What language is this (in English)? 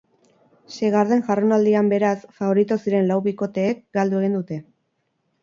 Basque